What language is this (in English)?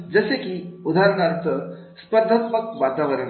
Marathi